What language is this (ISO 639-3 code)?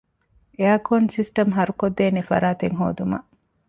div